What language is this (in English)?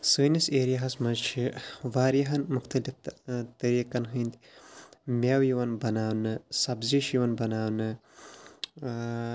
Kashmiri